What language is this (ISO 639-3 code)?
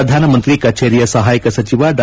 kan